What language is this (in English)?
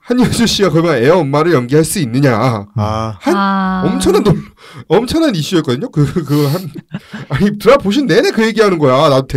Korean